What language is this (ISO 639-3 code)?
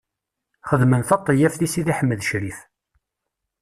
kab